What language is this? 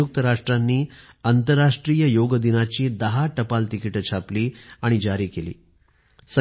Marathi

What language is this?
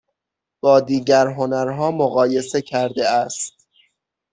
Persian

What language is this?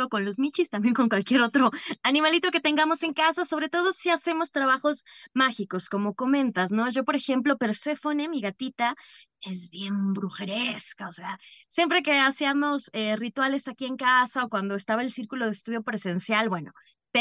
Spanish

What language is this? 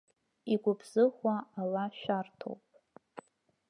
Abkhazian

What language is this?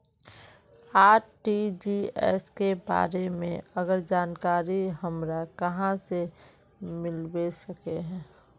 Magahi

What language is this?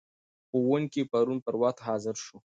Pashto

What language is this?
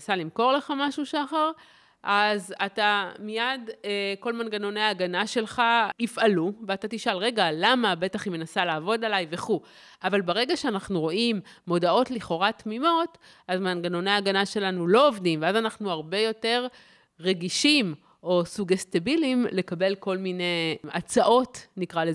Hebrew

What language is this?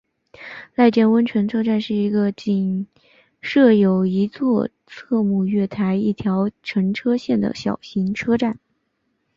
Chinese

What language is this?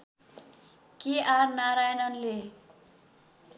Nepali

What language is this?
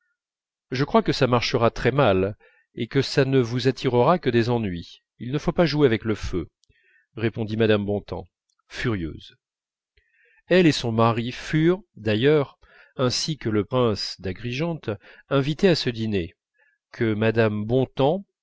French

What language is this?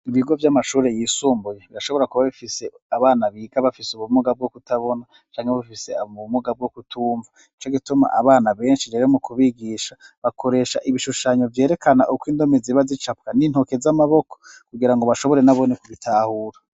Rundi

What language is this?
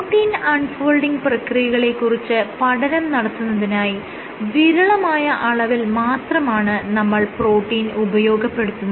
Malayalam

